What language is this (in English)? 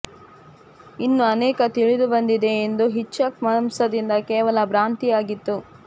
Kannada